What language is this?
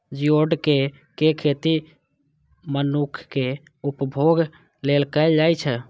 Maithili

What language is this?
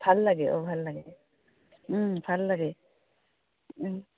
Assamese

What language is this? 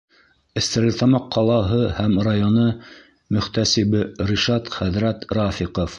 Bashkir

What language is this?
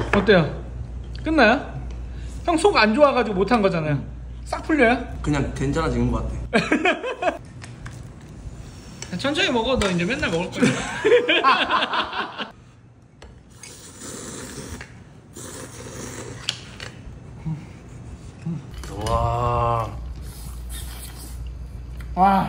Korean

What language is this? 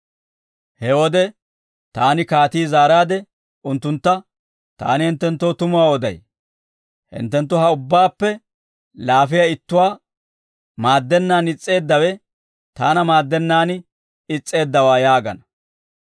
Dawro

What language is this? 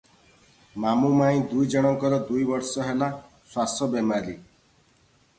Odia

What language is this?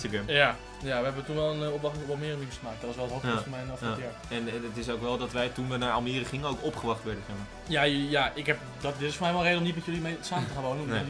Dutch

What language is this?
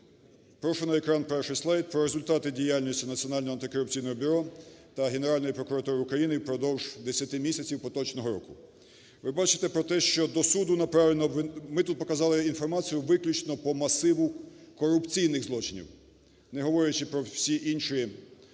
Ukrainian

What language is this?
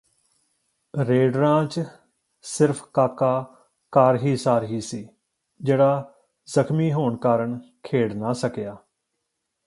Punjabi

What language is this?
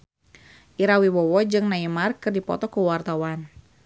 Sundanese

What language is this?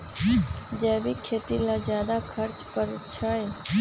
Magahi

